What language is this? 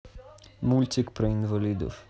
Russian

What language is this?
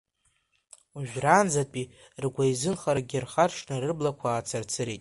Abkhazian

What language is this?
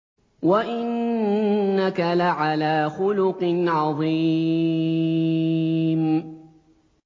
Arabic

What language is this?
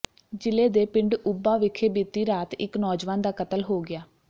Punjabi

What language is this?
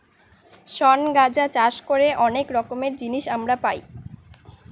Bangla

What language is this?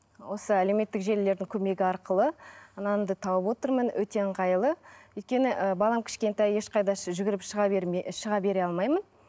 Kazakh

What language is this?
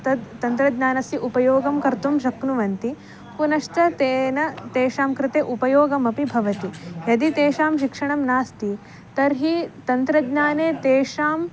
Sanskrit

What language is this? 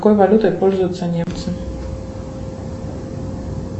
Russian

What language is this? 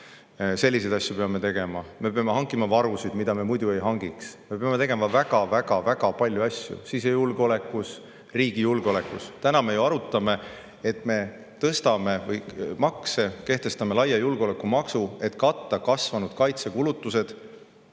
Estonian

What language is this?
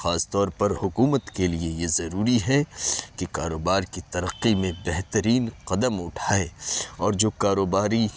Urdu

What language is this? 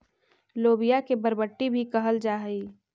Magahi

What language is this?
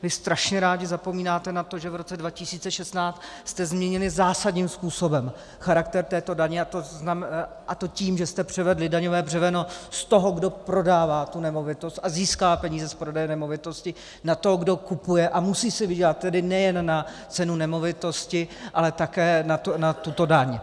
Czech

